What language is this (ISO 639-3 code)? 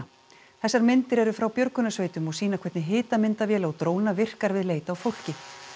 isl